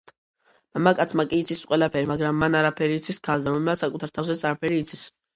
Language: Georgian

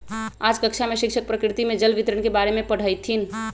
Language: Magahi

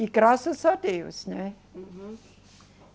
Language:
Portuguese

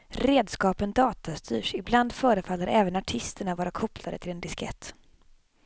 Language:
Swedish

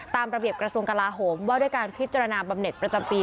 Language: Thai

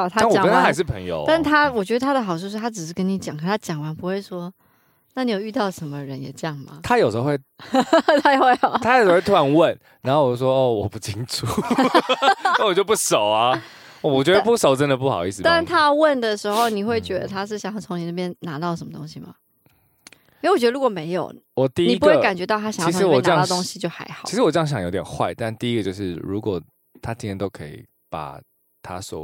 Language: Chinese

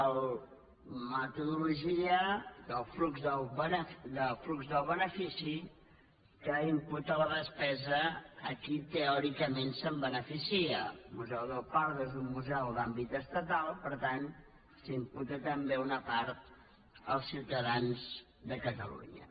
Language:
Catalan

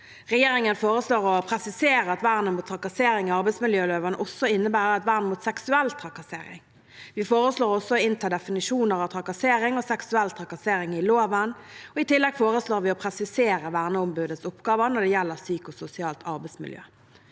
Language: Norwegian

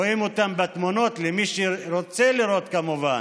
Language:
Hebrew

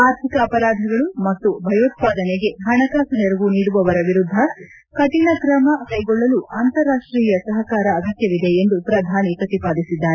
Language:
Kannada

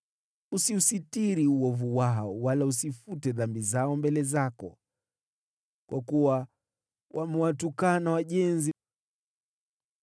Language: Swahili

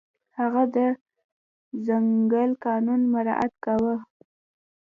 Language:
Pashto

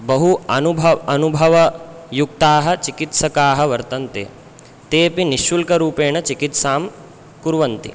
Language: Sanskrit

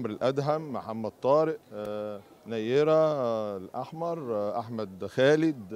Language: Arabic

